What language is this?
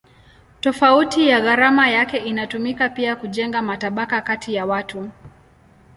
Swahili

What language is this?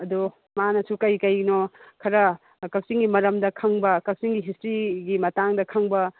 Manipuri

